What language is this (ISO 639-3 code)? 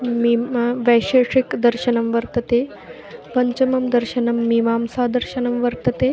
san